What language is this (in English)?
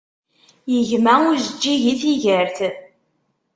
Kabyle